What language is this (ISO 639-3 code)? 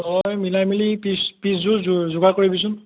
asm